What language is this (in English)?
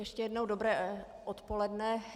Czech